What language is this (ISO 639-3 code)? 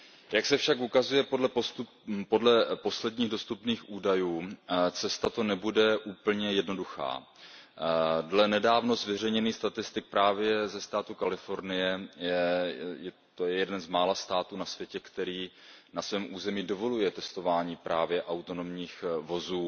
ces